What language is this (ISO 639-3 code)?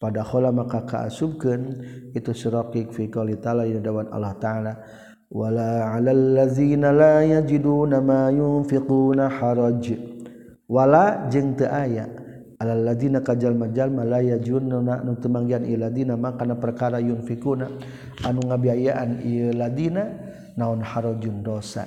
msa